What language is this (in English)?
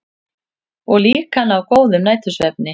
Icelandic